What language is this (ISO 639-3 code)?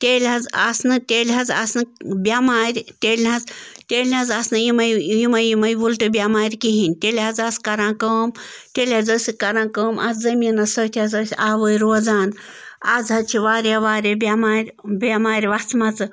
kas